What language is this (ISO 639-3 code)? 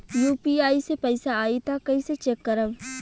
bho